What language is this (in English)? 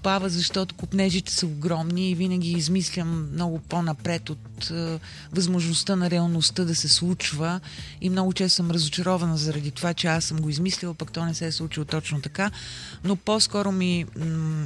Bulgarian